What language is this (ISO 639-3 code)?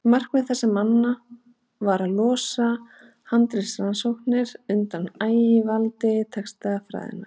isl